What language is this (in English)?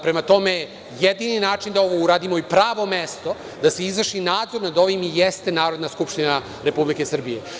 Serbian